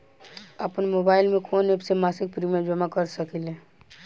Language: Bhojpuri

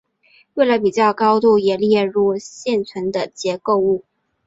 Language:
Chinese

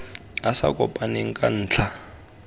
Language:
Tswana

